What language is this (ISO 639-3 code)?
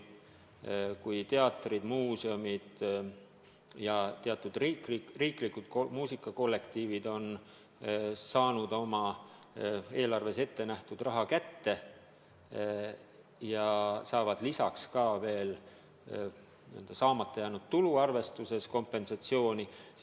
est